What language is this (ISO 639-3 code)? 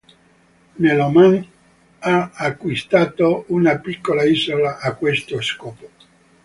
ita